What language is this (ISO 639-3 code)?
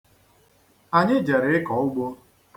ibo